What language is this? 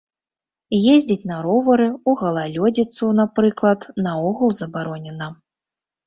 Belarusian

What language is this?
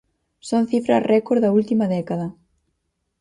Galician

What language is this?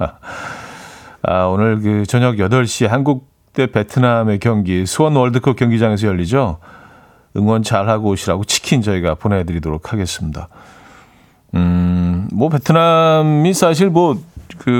Korean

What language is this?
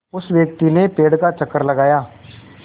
Hindi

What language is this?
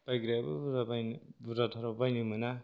Bodo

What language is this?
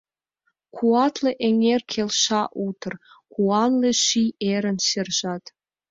Mari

